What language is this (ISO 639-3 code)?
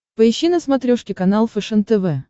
rus